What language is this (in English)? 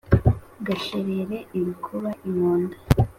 Kinyarwanda